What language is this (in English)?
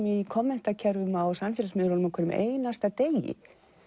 Icelandic